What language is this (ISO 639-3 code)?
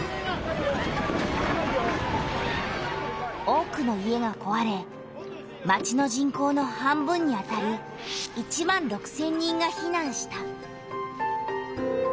jpn